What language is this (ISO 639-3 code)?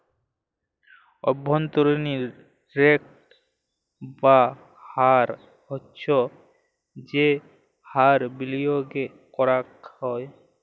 ben